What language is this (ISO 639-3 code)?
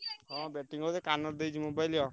ori